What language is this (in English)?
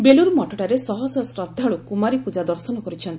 Odia